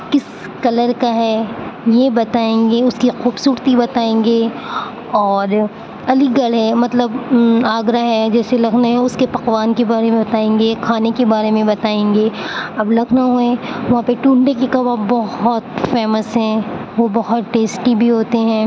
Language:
Urdu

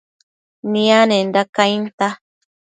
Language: Matsés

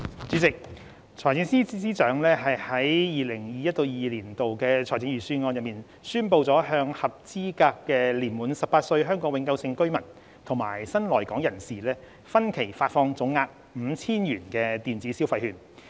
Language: Cantonese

